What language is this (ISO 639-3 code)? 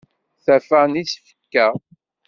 kab